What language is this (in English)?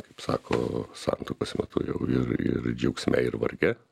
Lithuanian